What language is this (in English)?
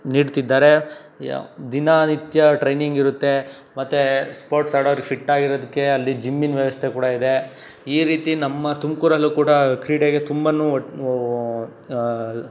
Kannada